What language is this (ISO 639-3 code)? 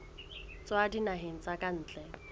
sot